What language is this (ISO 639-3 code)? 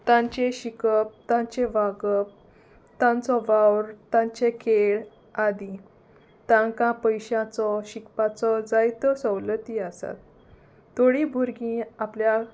kok